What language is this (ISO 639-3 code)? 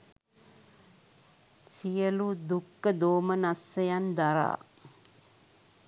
sin